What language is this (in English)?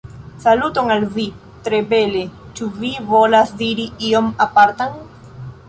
Esperanto